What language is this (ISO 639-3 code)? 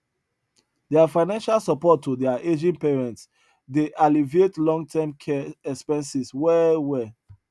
pcm